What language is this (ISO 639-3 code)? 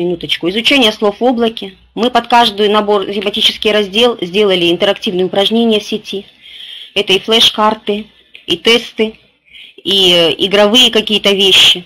rus